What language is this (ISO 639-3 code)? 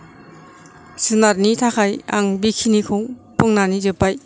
brx